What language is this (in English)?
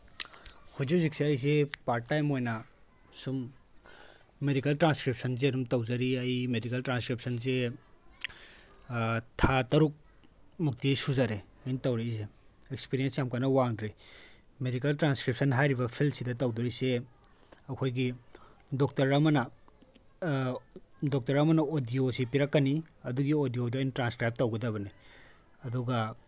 Manipuri